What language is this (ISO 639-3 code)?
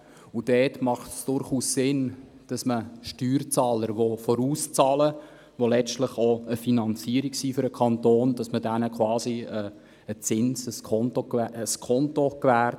gsw